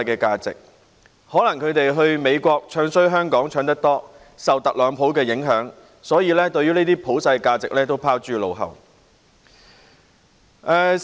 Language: Cantonese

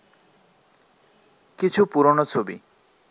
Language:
Bangla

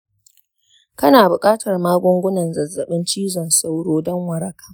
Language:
Hausa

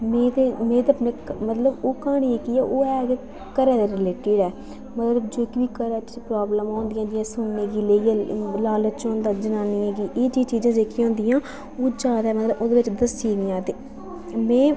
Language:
Dogri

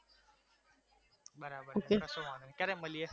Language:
Gujarati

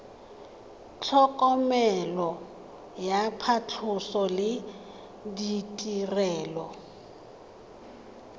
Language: Tswana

